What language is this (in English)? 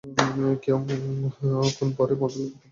Bangla